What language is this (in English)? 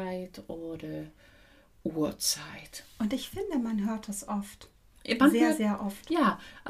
German